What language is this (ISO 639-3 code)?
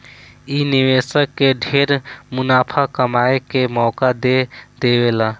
bho